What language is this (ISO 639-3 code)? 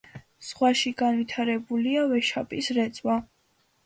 kat